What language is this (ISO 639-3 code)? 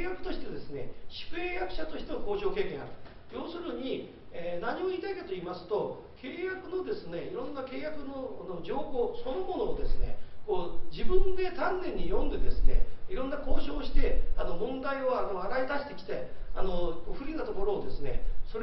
jpn